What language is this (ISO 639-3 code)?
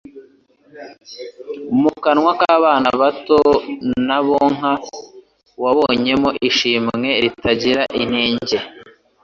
kin